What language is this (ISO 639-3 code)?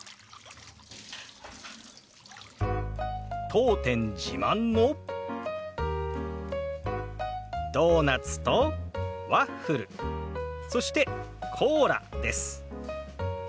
jpn